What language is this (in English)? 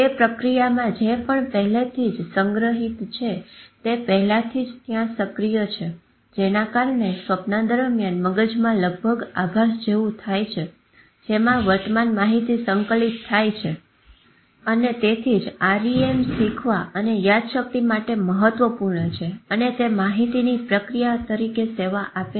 Gujarati